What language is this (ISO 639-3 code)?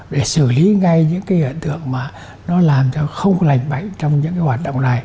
vie